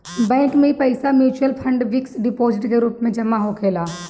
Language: Bhojpuri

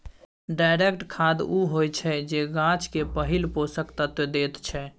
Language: Maithili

